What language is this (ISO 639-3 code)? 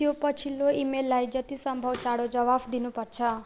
nep